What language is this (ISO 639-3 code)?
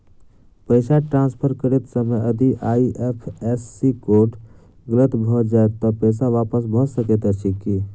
mai